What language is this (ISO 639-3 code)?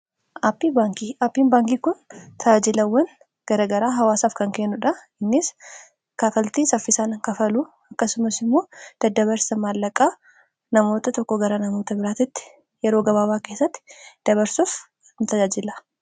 orm